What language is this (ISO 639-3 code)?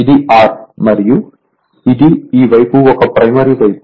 tel